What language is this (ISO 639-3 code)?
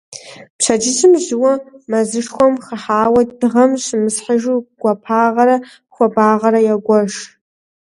kbd